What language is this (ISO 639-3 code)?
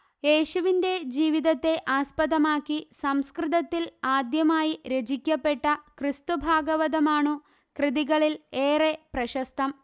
mal